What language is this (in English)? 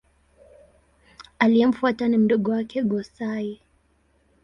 Swahili